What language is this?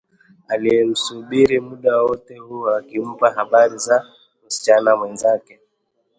Swahili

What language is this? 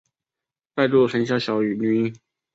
Chinese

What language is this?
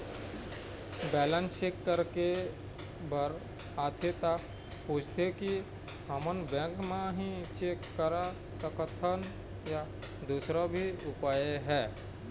Chhattisgarhi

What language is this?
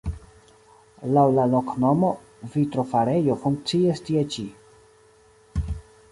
Esperanto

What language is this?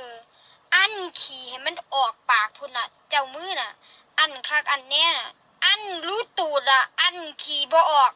Thai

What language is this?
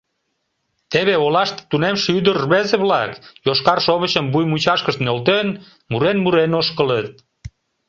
Mari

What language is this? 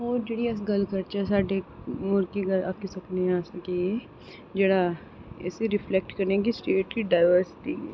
Dogri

